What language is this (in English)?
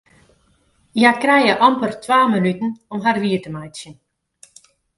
Western Frisian